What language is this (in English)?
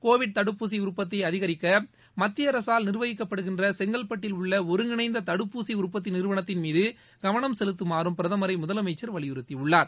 Tamil